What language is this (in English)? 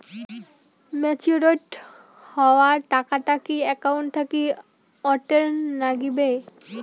Bangla